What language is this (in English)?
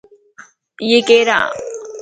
Lasi